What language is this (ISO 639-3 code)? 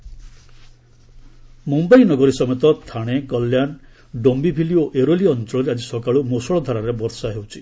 ori